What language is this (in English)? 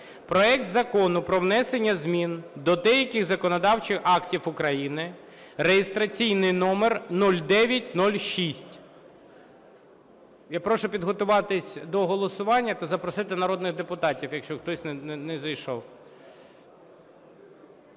Ukrainian